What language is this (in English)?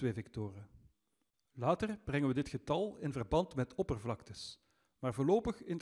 Dutch